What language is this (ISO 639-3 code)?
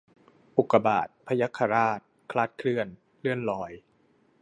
tha